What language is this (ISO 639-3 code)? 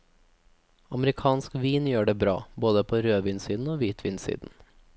nor